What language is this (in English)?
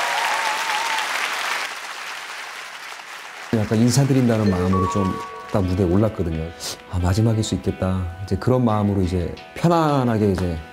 Korean